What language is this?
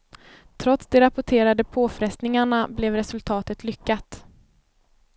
Swedish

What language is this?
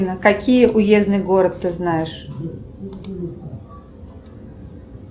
Russian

